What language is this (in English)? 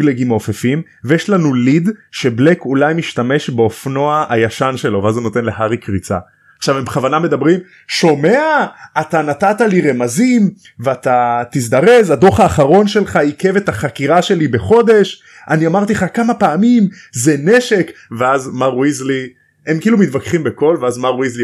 Hebrew